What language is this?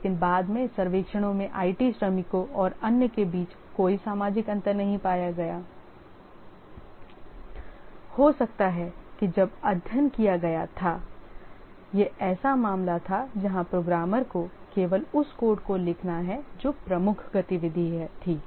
Hindi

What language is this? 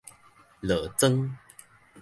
Min Nan Chinese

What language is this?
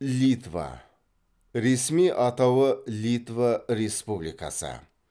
Kazakh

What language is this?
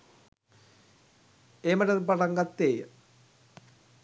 Sinhala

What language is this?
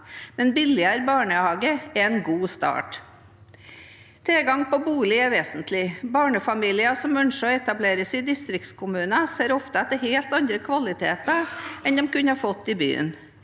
Norwegian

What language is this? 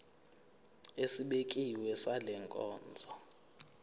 Zulu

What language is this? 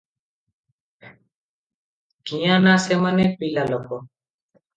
Odia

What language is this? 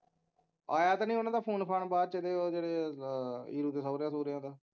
Punjabi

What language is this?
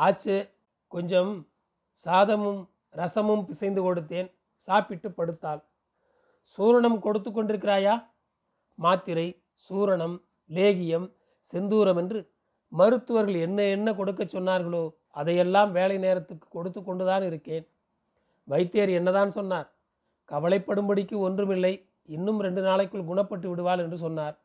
Tamil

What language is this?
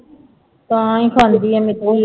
Punjabi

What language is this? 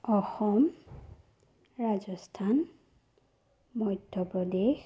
Assamese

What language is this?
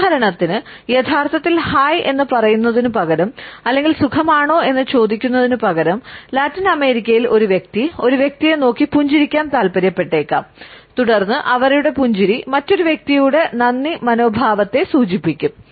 Malayalam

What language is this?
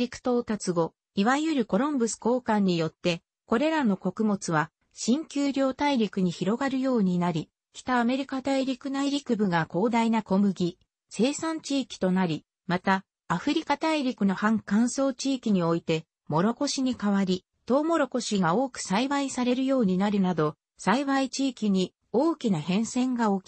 Japanese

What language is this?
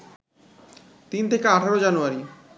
Bangla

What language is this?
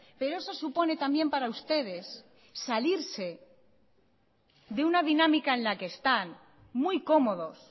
Spanish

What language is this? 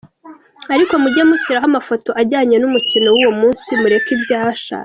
Kinyarwanda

